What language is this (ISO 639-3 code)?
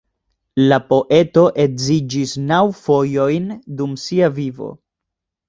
epo